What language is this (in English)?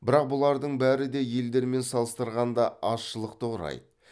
Kazakh